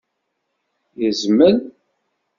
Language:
Kabyle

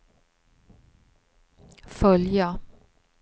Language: Swedish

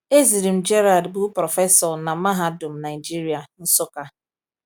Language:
Igbo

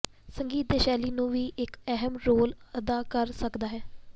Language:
Punjabi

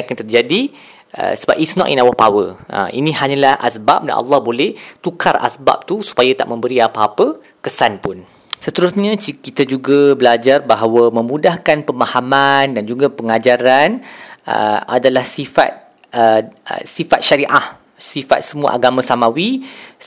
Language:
Malay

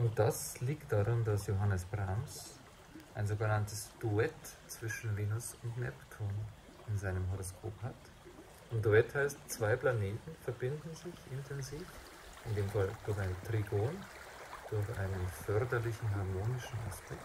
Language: German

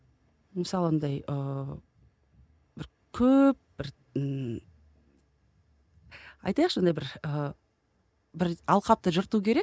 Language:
Kazakh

